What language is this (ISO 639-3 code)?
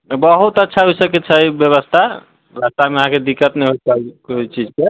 mai